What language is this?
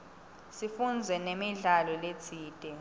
Swati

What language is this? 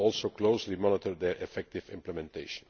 English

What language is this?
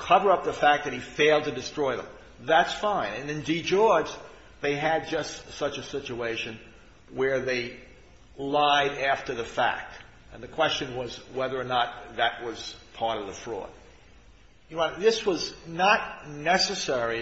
English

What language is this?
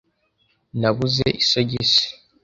Kinyarwanda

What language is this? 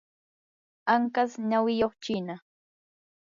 Yanahuanca Pasco Quechua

